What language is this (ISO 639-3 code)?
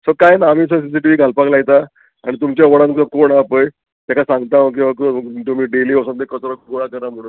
kok